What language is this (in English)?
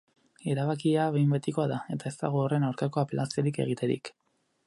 Basque